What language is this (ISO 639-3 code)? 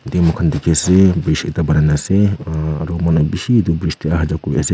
nag